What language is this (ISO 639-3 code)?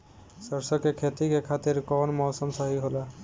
bho